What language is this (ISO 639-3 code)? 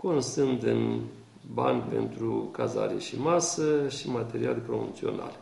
ron